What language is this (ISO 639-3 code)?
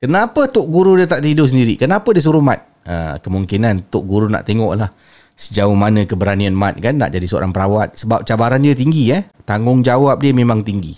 msa